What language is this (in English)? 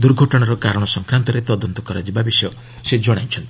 Odia